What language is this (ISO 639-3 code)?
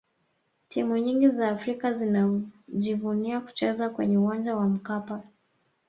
swa